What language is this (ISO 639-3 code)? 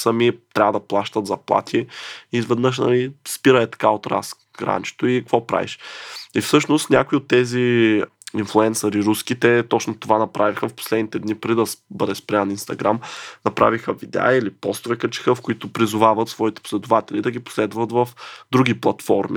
bul